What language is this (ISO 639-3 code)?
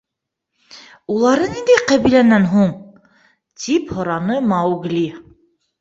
bak